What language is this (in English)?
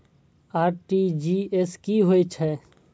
Maithili